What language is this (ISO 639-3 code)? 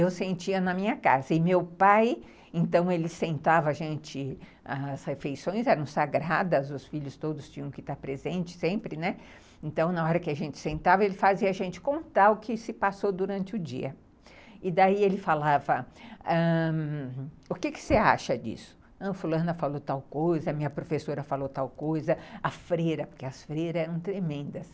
por